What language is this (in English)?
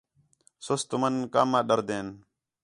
Khetrani